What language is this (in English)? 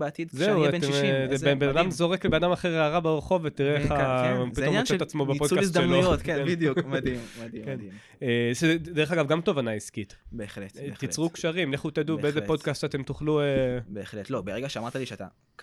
Hebrew